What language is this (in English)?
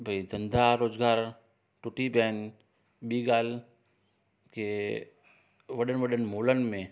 Sindhi